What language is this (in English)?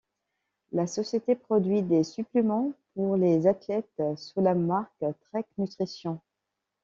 French